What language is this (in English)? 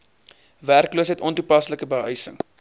Afrikaans